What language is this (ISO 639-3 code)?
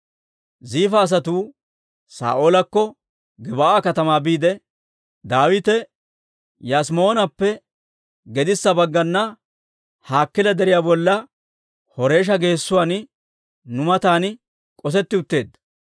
dwr